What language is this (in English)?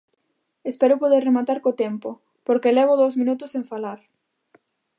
Galician